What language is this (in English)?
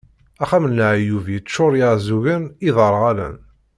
Kabyle